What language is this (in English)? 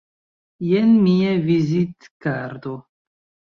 Esperanto